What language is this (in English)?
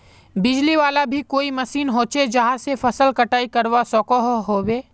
Magahi